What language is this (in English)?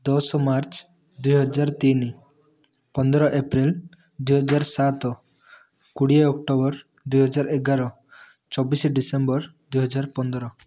Odia